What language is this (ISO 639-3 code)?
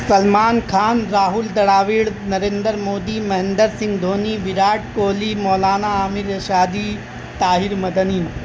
urd